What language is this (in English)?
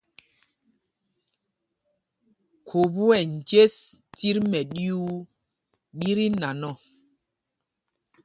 Mpumpong